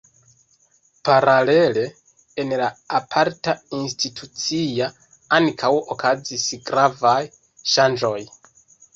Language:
Esperanto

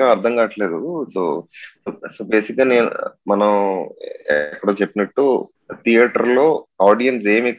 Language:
Telugu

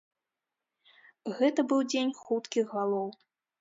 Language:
Belarusian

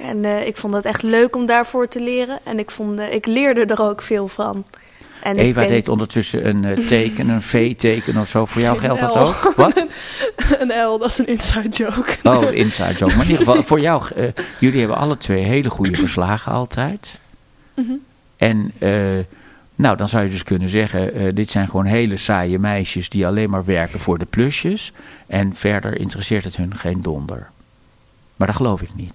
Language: Dutch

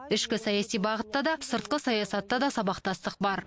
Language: Kazakh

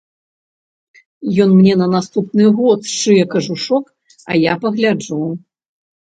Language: Belarusian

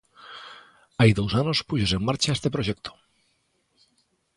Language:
Galician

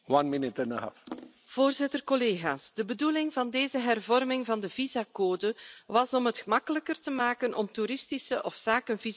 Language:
Dutch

